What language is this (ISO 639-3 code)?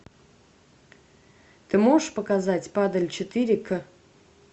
rus